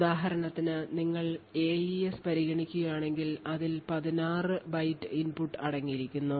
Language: Malayalam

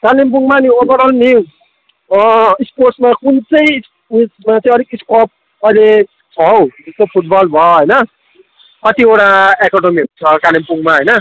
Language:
Nepali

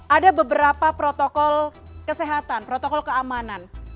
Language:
Indonesian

